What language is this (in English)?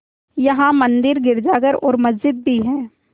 Hindi